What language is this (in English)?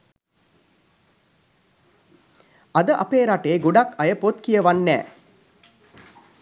Sinhala